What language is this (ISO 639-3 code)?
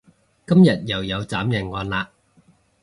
yue